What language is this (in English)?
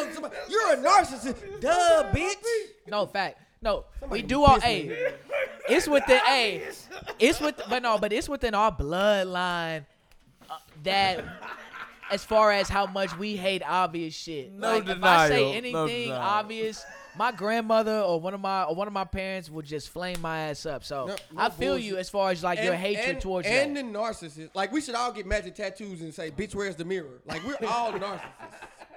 English